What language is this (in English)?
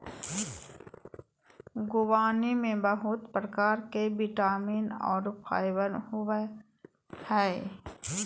Magahi